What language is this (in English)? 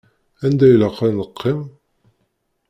Kabyle